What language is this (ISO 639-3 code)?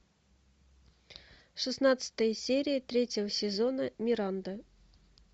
rus